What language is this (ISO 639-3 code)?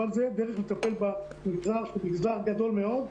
heb